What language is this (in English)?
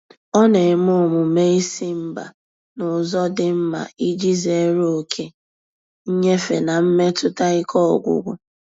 Igbo